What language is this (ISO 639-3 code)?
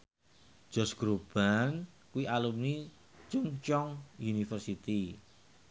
jav